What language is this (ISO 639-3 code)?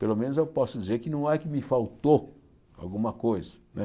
por